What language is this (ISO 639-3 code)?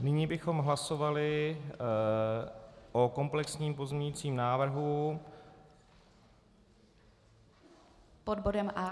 ces